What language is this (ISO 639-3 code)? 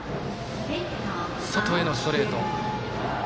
jpn